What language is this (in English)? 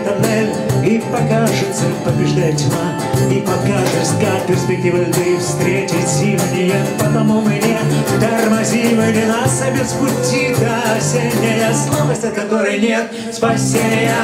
Russian